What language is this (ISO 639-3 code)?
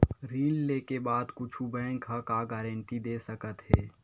hne